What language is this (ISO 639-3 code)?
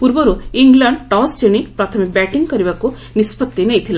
ori